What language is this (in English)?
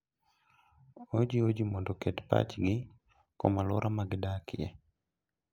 Luo (Kenya and Tanzania)